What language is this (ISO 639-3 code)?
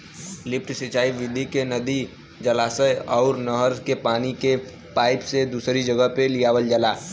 bho